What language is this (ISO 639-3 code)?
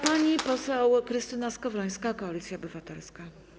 pol